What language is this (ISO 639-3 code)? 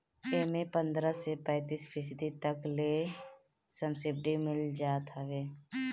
bho